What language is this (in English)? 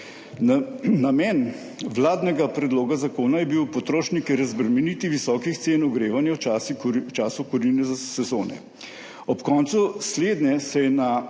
Slovenian